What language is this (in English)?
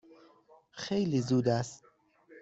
Persian